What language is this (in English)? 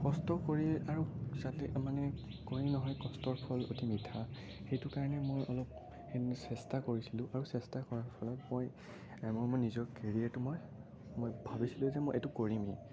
Assamese